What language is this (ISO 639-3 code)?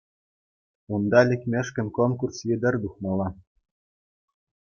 chv